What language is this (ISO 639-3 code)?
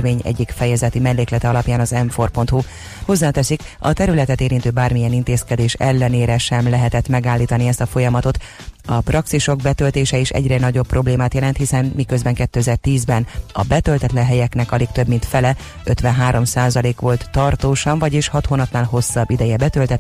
hun